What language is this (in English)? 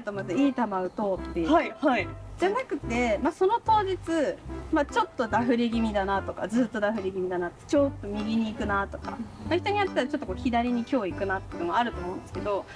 Japanese